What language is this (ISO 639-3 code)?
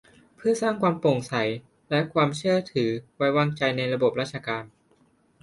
tha